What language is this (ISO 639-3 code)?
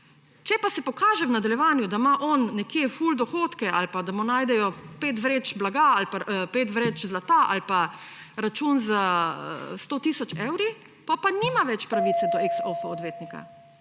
slv